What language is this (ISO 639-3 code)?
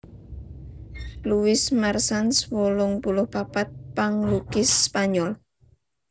jav